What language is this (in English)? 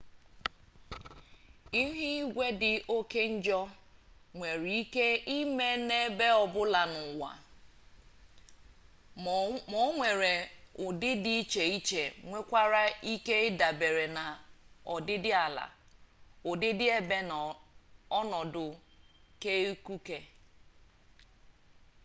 Igbo